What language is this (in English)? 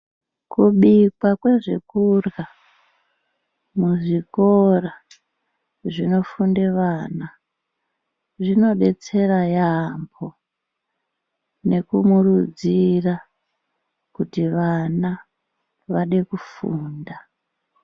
Ndau